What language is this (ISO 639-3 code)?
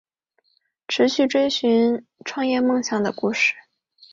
zho